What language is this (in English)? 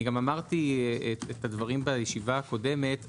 Hebrew